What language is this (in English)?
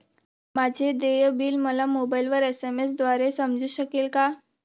Marathi